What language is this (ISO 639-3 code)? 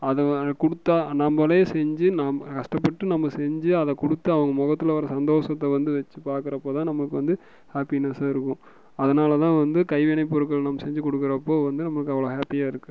tam